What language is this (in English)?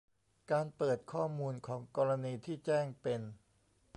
Thai